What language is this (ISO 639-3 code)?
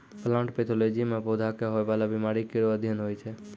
mai